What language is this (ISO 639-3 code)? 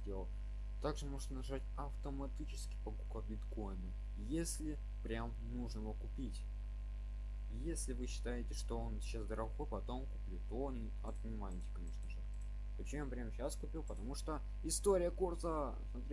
rus